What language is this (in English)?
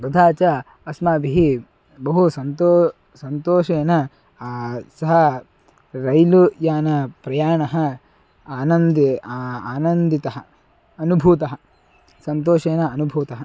Sanskrit